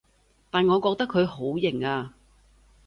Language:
Cantonese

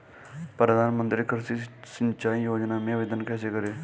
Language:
Hindi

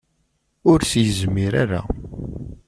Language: Kabyle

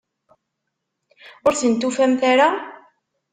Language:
Kabyle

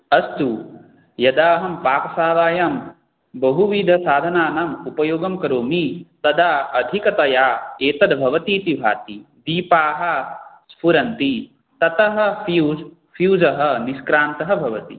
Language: Sanskrit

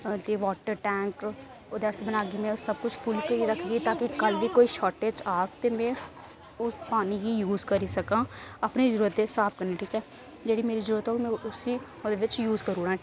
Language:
Dogri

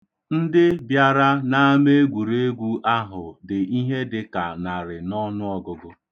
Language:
Igbo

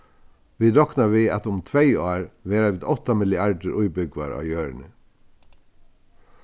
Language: Faroese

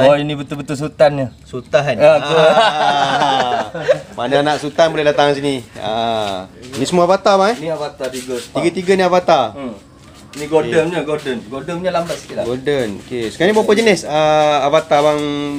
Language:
Malay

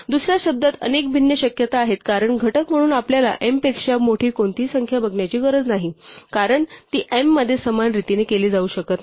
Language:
Marathi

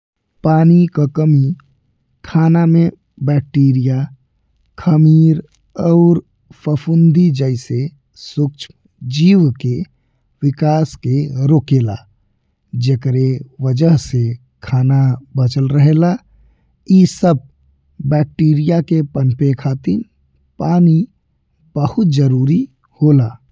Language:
Bhojpuri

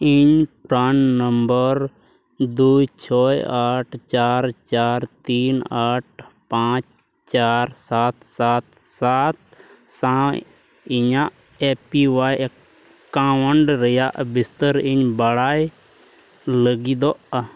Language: Santali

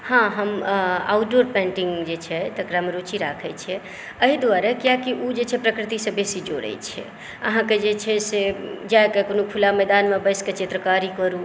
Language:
Maithili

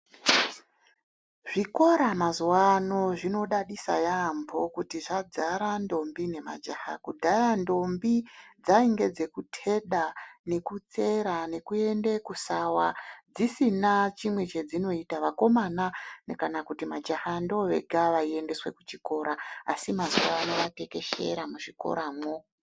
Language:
Ndau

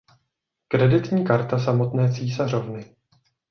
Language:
Czech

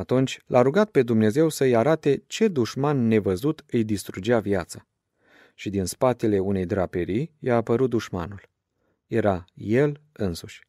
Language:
Romanian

